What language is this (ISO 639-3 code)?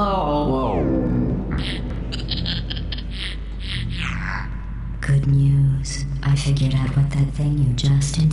pol